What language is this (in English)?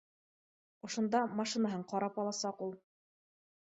Bashkir